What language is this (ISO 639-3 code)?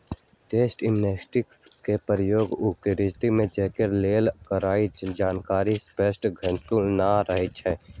mag